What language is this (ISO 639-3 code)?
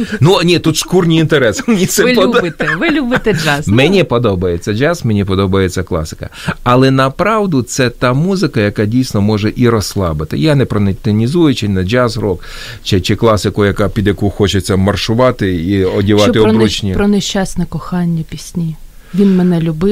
ukr